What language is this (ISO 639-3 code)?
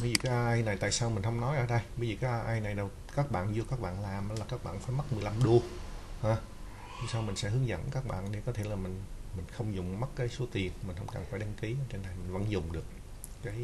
vie